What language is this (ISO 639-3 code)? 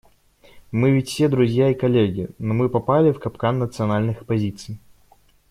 rus